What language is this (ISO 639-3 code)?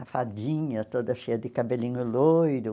por